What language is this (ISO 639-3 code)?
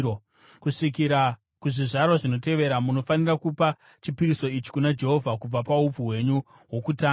sna